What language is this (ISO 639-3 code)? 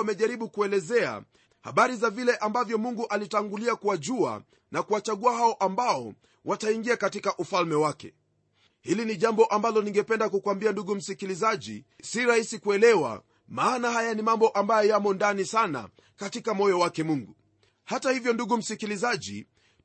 swa